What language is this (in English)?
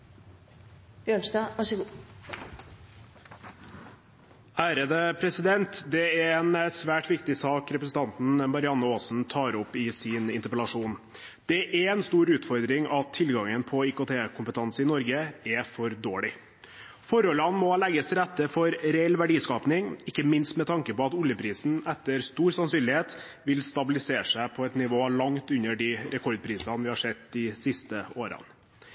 Norwegian Bokmål